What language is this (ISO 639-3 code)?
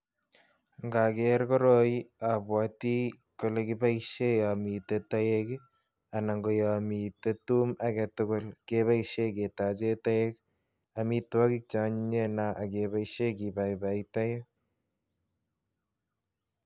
kln